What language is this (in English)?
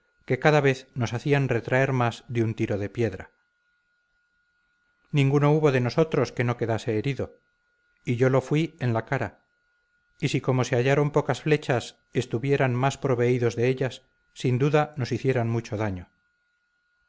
Spanish